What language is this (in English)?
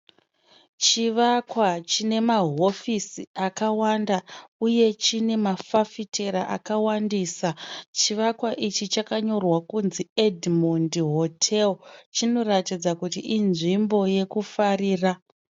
Shona